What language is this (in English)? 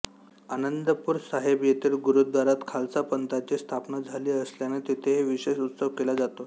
Marathi